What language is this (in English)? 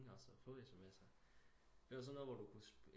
Danish